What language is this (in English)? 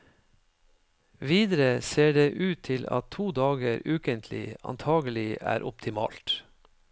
Norwegian